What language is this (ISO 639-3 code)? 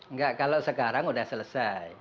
ind